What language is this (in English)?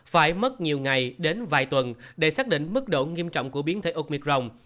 Vietnamese